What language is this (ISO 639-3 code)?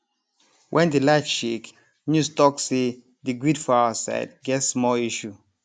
pcm